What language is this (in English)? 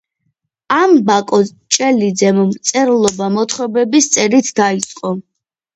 Georgian